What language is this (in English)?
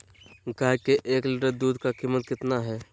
Magahi